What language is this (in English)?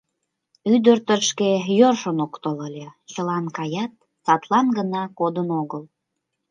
Mari